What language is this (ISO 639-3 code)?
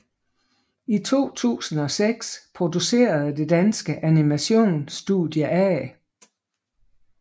dan